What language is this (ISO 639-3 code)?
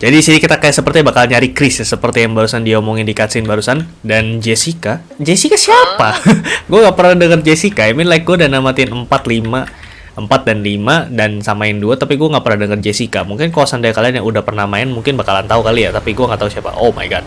ind